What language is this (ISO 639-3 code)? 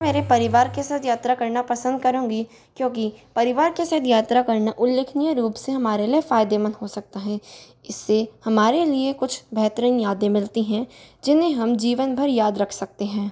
hin